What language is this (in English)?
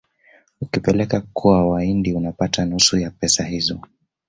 Swahili